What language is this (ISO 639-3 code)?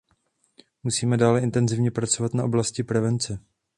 ces